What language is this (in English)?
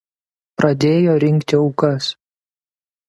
Lithuanian